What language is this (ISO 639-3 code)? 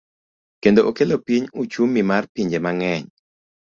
luo